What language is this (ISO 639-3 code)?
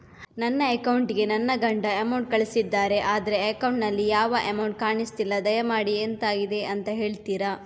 kan